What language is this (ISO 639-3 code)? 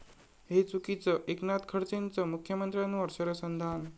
mar